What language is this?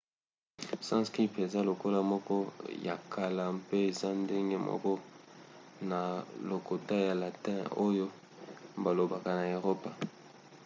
Lingala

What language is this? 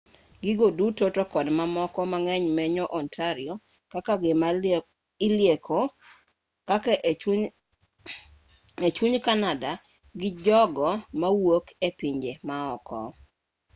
Luo (Kenya and Tanzania)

